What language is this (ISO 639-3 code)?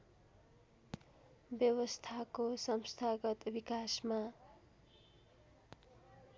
nep